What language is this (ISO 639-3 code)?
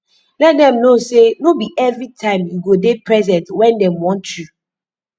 pcm